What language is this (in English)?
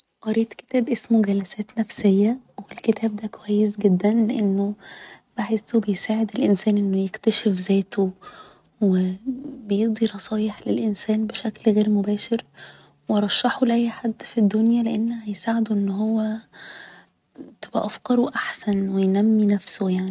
Egyptian Arabic